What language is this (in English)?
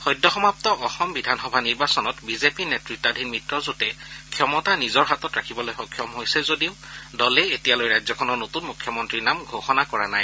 Assamese